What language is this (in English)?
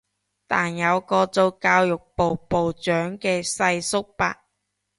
Cantonese